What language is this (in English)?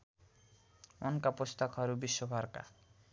Nepali